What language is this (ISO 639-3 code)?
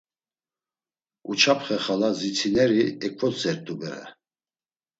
lzz